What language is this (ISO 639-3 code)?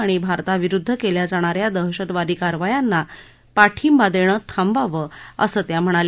mar